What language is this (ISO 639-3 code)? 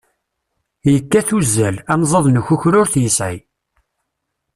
kab